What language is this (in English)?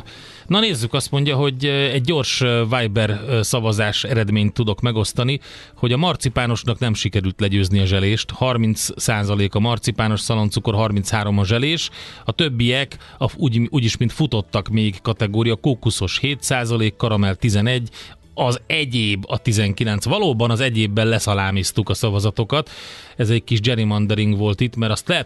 Hungarian